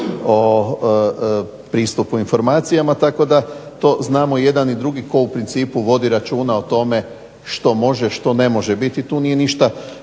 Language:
Croatian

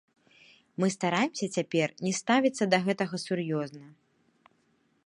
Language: Belarusian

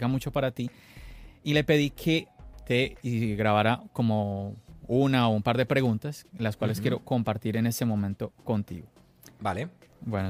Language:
Spanish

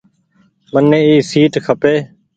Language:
Goaria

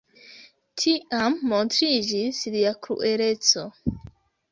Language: Esperanto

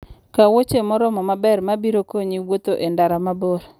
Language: Luo (Kenya and Tanzania)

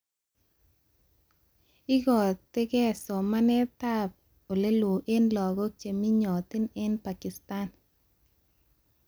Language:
Kalenjin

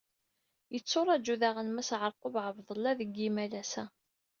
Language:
Kabyle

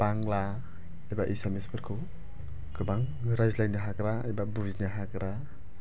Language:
Bodo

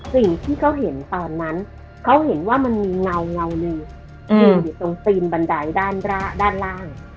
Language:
Thai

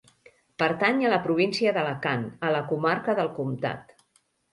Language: Catalan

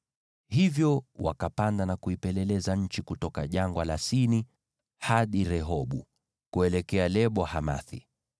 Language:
Swahili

